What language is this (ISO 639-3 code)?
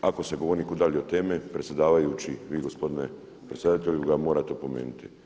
hrv